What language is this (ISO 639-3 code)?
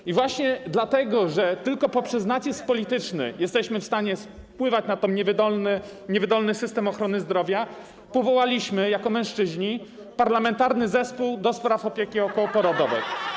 pol